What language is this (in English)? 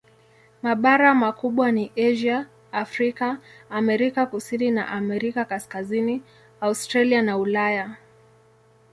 Swahili